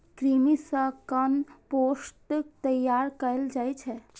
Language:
Maithili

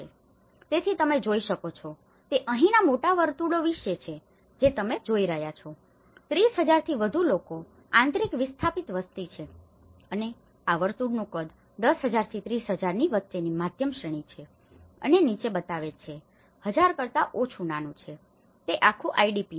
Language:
Gujarati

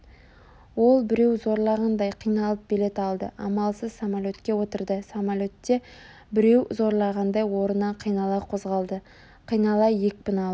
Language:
Kazakh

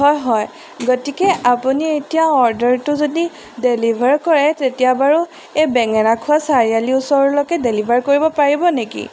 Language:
Assamese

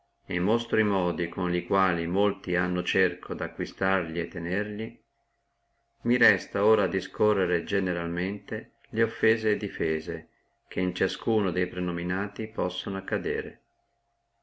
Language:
Italian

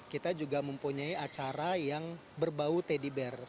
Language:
Indonesian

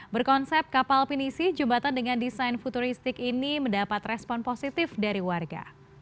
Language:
Indonesian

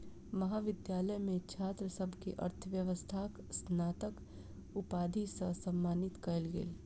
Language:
Maithili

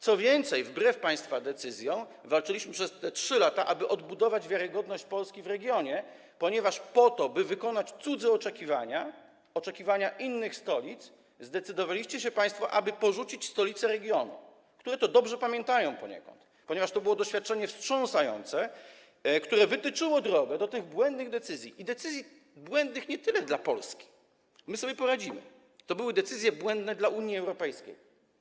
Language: Polish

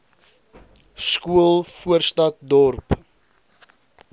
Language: Afrikaans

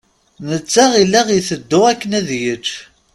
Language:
Kabyle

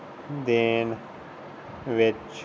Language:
Punjabi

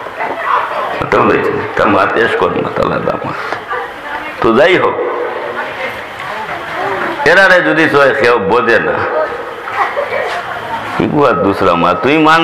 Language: Indonesian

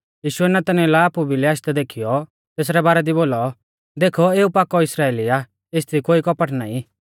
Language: Mahasu Pahari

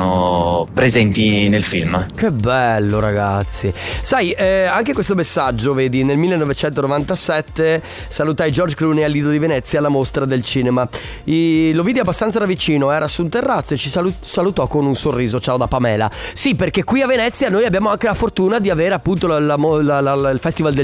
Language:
Italian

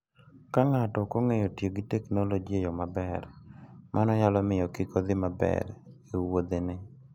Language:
Luo (Kenya and Tanzania)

